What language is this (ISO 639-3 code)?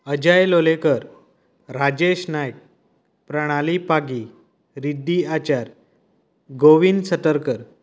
kok